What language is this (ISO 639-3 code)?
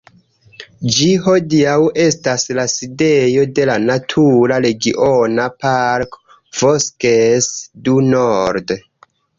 epo